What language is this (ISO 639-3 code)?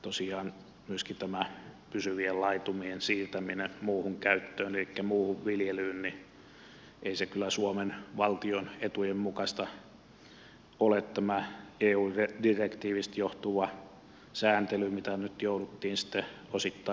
fin